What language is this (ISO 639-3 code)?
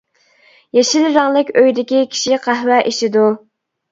uig